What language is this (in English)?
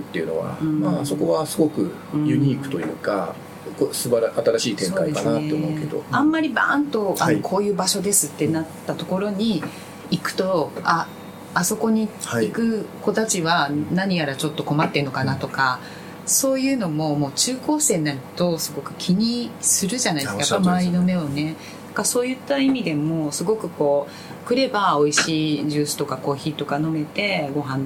Japanese